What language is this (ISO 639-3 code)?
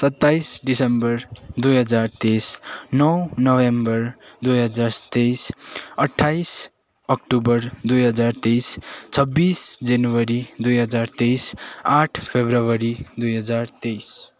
nep